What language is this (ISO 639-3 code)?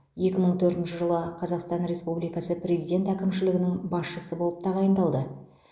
kaz